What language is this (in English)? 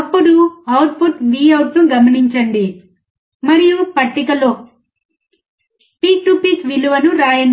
Telugu